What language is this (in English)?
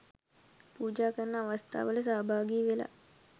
Sinhala